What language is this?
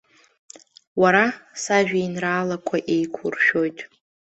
Abkhazian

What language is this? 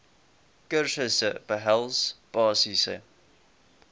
Afrikaans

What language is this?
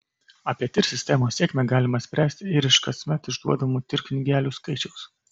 Lithuanian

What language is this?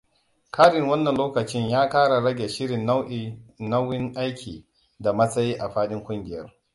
Hausa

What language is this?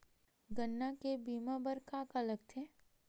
Chhattisgarhi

